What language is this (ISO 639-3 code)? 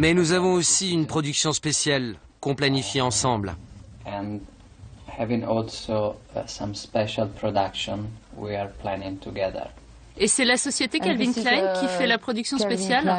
fra